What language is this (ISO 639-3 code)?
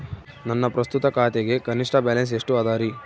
kan